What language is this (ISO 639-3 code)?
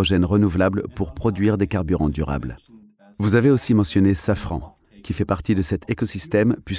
fra